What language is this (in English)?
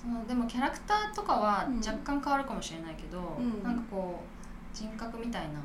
Japanese